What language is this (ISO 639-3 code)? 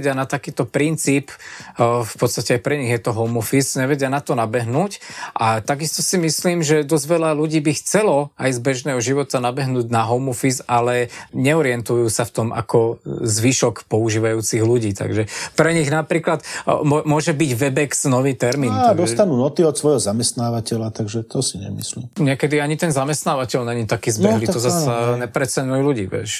slk